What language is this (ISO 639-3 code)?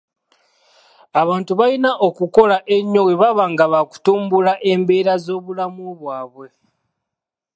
lug